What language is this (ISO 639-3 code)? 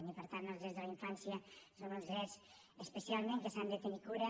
cat